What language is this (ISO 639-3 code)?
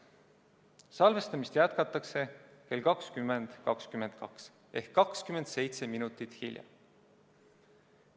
est